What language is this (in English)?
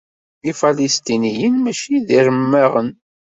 Kabyle